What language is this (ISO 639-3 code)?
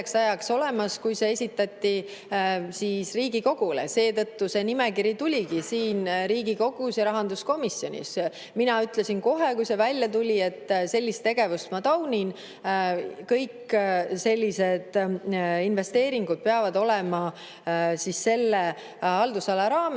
est